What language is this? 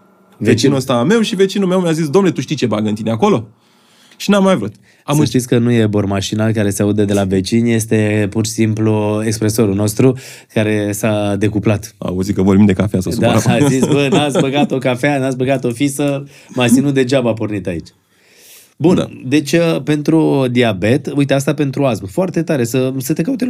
Romanian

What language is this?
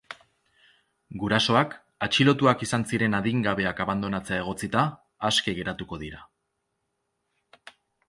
Basque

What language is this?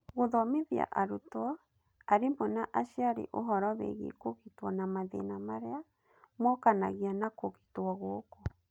Kikuyu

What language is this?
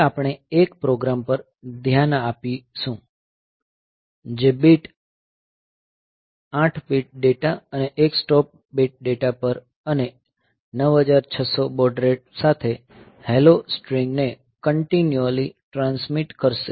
Gujarati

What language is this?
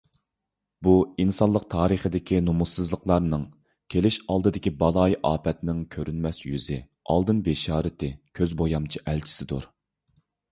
Uyghur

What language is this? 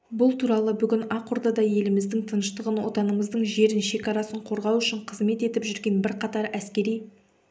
Kazakh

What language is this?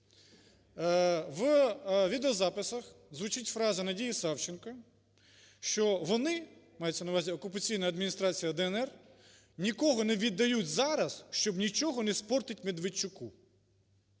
Ukrainian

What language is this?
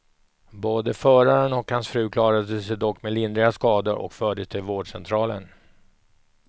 Swedish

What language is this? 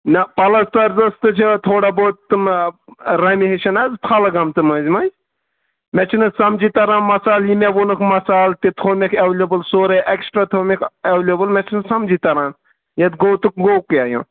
Kashmiri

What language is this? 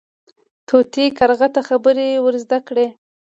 Pashto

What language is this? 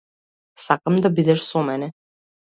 Macedonian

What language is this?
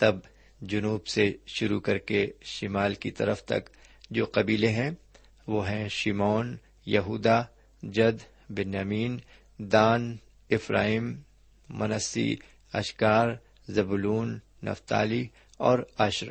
Urdu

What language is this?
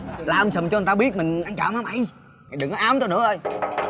Vietnamese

